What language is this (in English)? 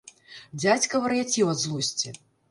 Belarusian